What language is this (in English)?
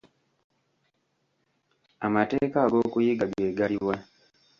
Ganda